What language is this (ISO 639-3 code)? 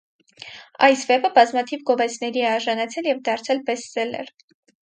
hye